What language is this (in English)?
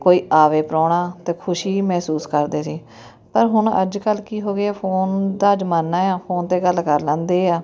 Punjabi